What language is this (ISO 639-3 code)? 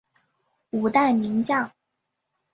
zho